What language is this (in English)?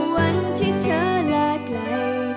Thai